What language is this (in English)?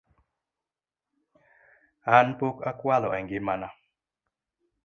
Luo (Kenya and Tanzania)